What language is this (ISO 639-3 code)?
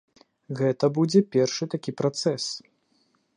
bel